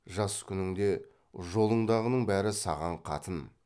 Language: Kazakh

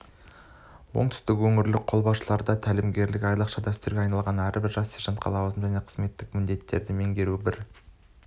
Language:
Kazakh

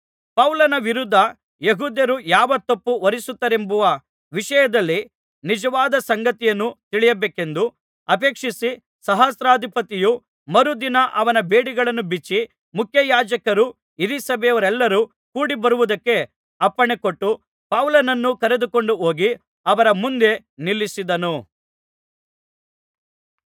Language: Kannada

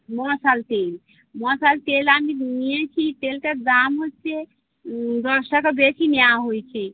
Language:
Bangla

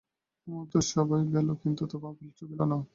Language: Bangla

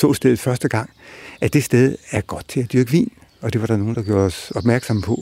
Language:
Danish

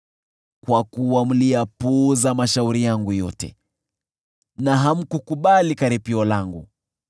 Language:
Swahili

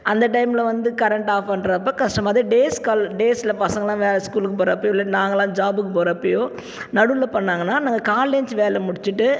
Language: Tamil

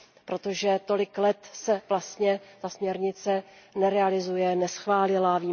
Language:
Czech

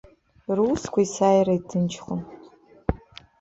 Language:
Abkhazian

